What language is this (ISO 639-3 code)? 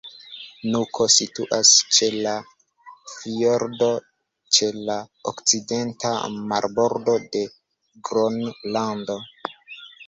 epo